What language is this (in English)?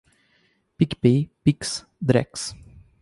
Portuguese